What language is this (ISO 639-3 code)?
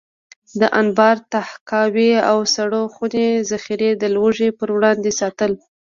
pus